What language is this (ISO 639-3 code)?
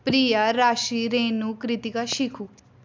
doi